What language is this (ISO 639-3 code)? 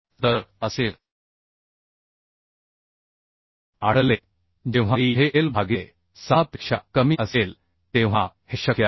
mar